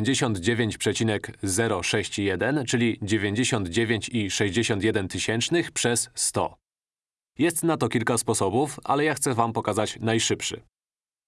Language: Polish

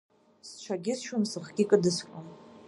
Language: Abkhazian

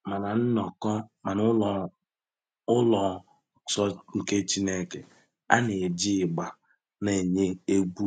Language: Igbo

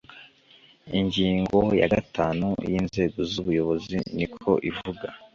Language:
Kinyarwanda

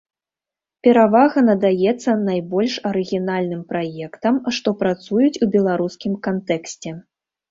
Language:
Belarusian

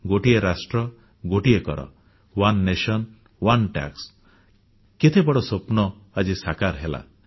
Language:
Odia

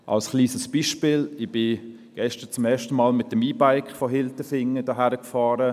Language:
Swiss German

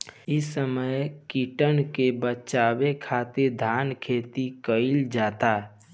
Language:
Bhojpuri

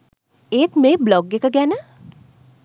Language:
Sinhala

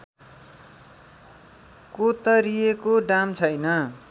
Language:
Nepali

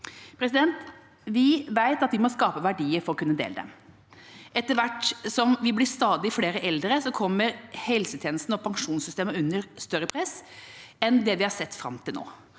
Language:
Norwegian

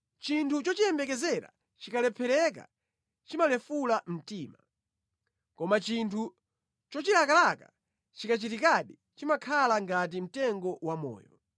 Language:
Nyanja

